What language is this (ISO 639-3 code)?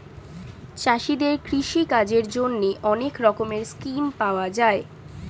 ben